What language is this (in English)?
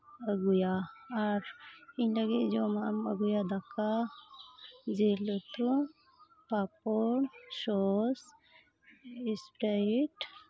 Santali